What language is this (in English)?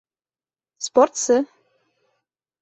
Bashkir